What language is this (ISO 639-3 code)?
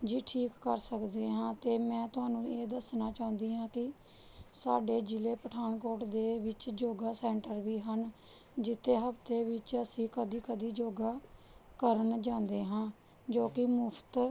pan